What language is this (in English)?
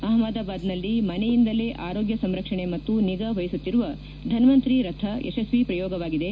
Kannada